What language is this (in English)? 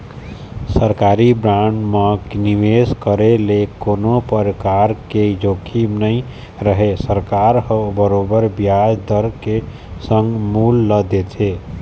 Chhattisgarhi